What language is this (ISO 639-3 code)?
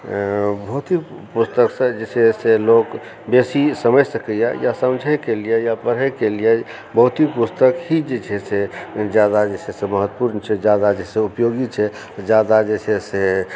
mai